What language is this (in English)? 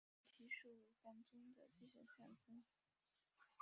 Chinese